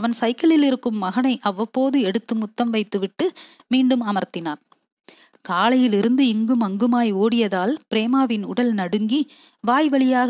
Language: Tamil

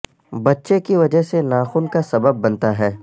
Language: Urdu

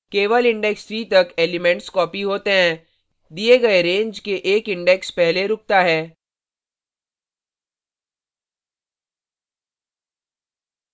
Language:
Hindi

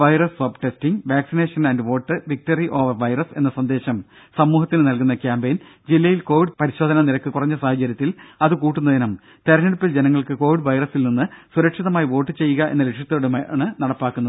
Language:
Malayalam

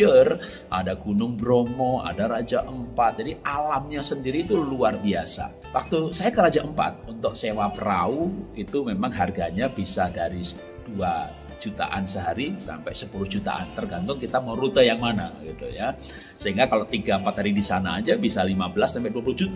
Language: Indonesian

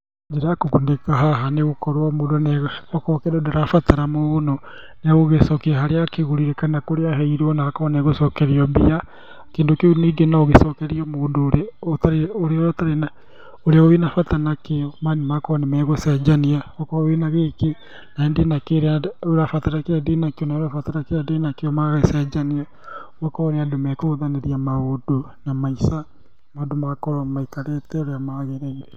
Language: Kikuyu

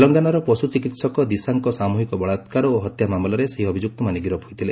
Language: Odia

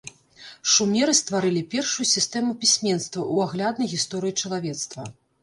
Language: Belarusian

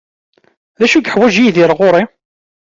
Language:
Kabyle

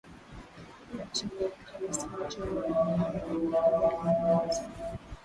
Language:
Swahili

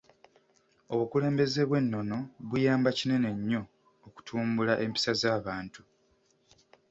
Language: Ganda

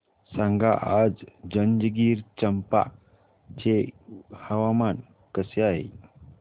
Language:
Marathi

